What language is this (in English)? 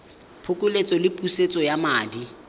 Tswana